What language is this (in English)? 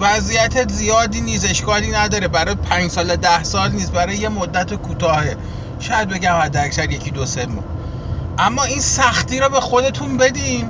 Persian